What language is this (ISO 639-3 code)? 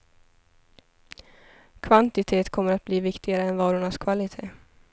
swe